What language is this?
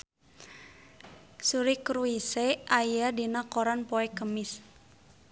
Sundanese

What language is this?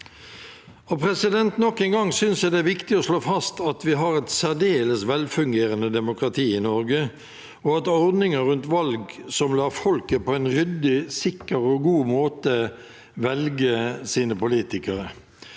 Norwegian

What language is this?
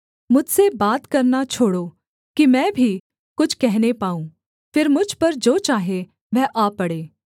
Hindi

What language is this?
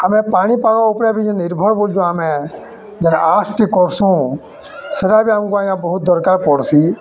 Odia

